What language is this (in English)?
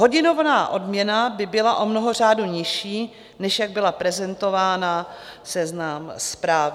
Czech